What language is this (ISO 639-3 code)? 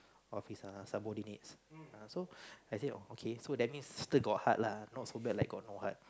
eng